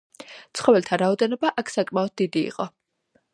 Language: Georgian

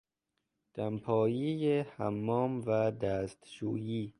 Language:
Persian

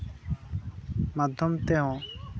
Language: Santali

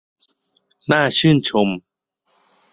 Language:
Thai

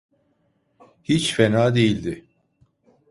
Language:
Turkish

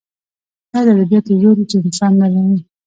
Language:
Pashto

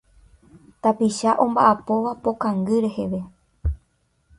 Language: Guarani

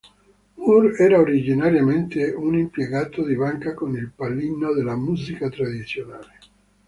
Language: Italian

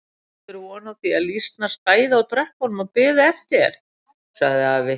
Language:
Icelandic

